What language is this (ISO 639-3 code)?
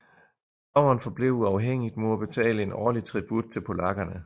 dan